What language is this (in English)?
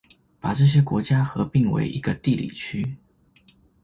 Chinese